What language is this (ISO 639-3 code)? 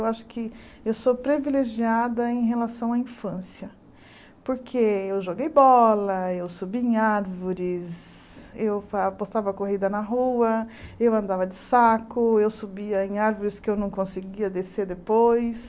por